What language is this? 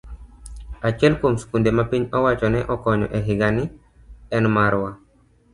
Luo (Kenya and Tanzania)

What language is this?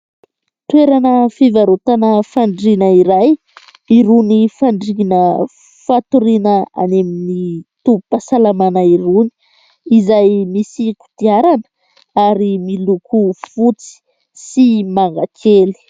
Malagasy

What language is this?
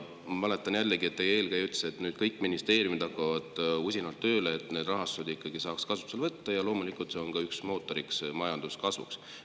Estonian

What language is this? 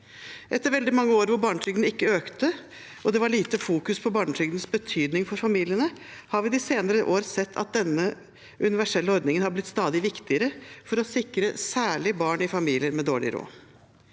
Norwegian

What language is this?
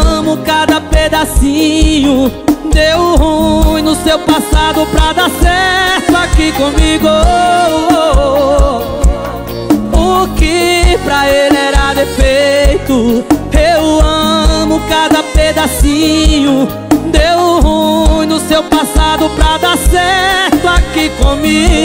Portuguese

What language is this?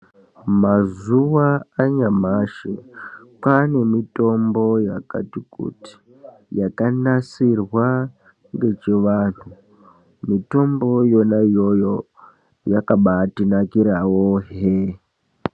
Ndau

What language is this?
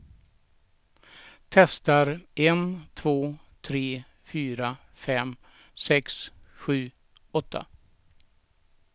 Swedish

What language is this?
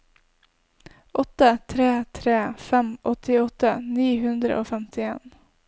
Norwegian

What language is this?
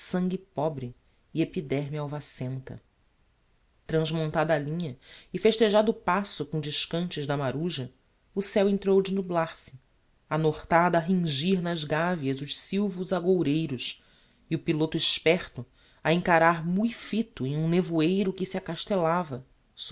Portuguese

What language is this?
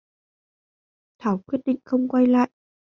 Vietnamese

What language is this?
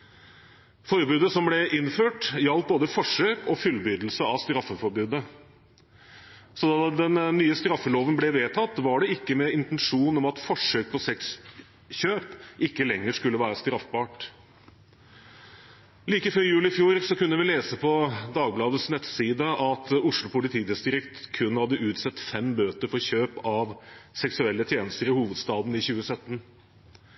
Norwegian Bokmål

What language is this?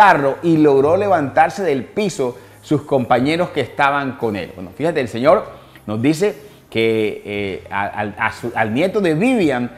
Spanish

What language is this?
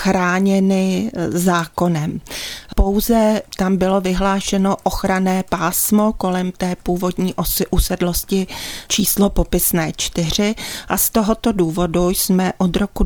Czech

